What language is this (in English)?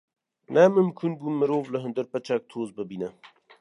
Kurdish